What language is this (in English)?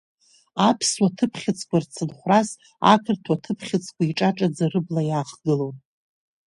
Abkhazian